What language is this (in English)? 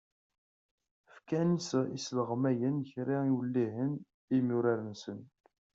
Kabyle